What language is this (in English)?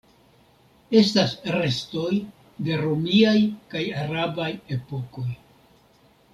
Esperanto